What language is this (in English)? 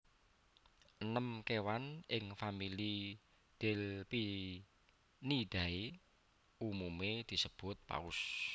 Javanese